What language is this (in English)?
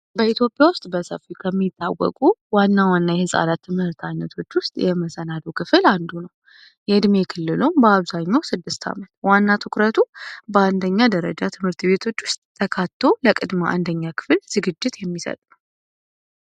Amharic